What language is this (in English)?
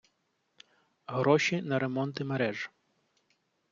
Ukrainian